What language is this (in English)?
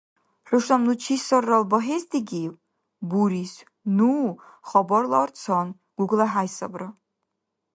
Dargwa